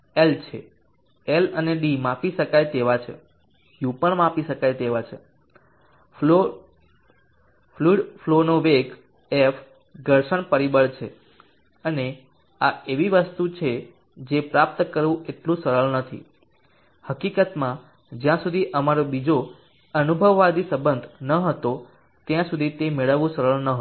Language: Gujarati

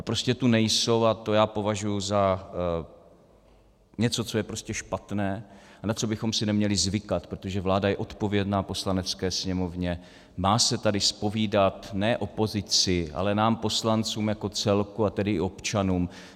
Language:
Czech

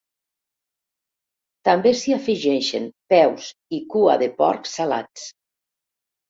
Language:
Catalan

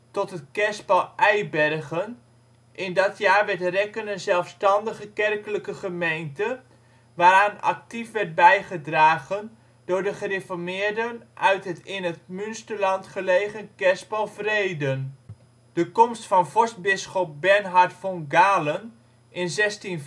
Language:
Dutch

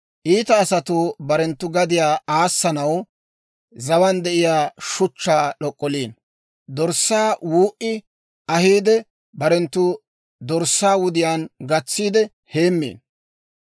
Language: Dawro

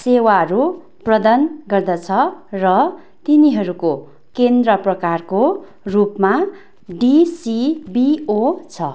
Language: Nepali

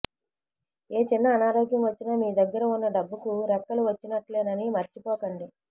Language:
Telugu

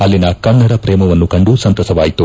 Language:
Kannada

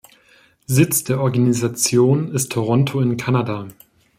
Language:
German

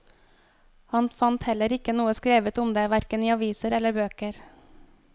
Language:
Norwegian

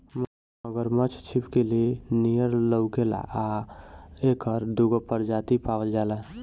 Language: Bhojpuri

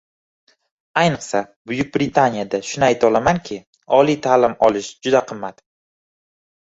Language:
Uzbek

